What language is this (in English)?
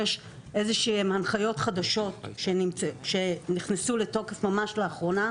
Hebrew